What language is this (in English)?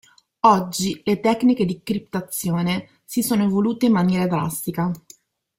Italian